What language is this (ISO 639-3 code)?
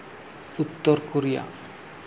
sat